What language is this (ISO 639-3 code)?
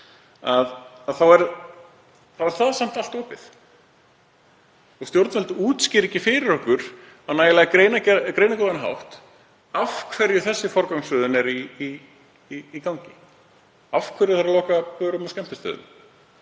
isl